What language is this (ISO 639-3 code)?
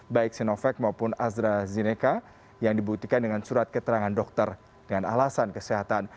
ind